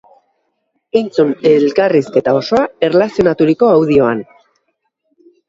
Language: Basque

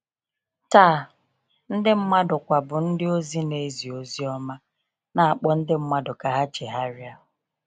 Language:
Igbo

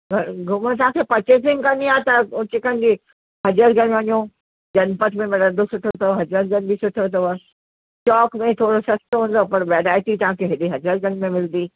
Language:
Sindhi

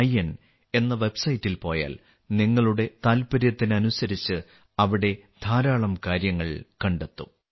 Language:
Malayalam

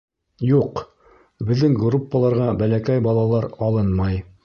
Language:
Bashkir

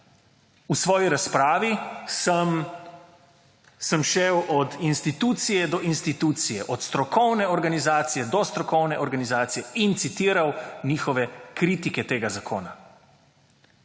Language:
Slovenian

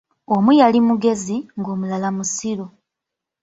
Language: Ganda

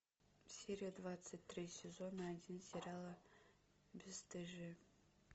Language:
Russian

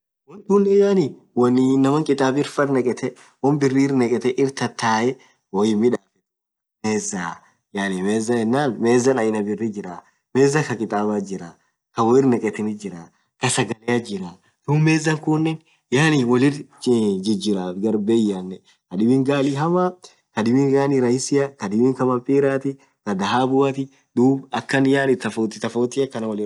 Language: Orma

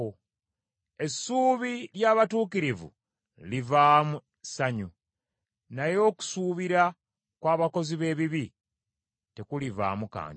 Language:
Ganda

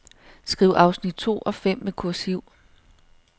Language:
Danish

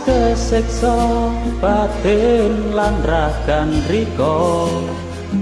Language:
Indonesian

